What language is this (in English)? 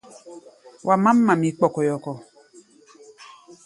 Gbaya